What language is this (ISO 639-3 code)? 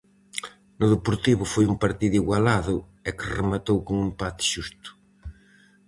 glg